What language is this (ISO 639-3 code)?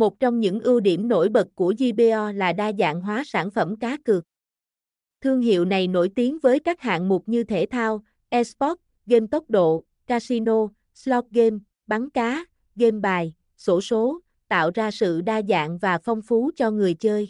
vie